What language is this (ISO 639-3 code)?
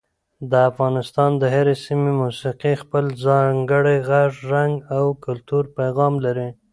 pus